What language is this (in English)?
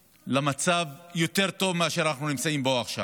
Hebrew